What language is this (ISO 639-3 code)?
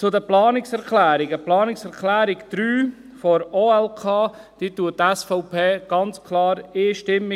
gsw